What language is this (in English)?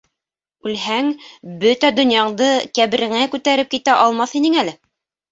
Bashkir